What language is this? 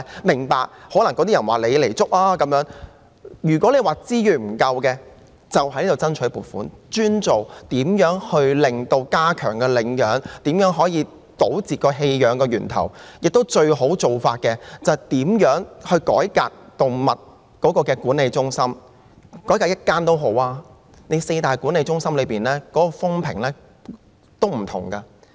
Cantonese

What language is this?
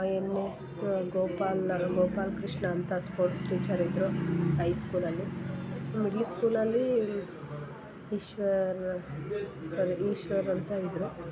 Kannada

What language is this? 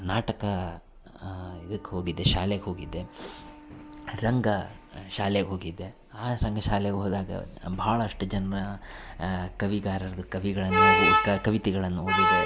Kannada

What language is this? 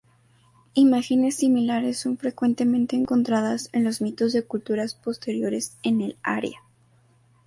Spanish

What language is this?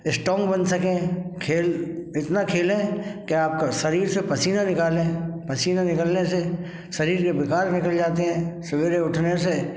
Hindi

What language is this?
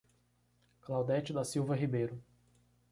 Portuguese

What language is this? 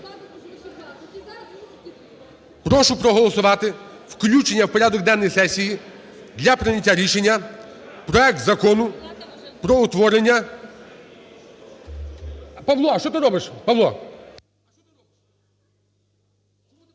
Ukrainian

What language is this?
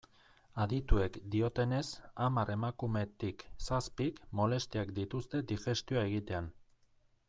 Basque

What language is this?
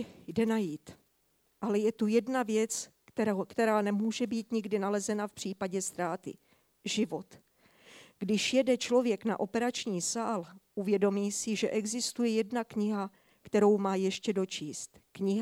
Czech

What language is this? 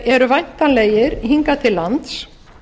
Icelandic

